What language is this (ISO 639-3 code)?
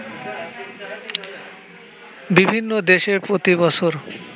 ben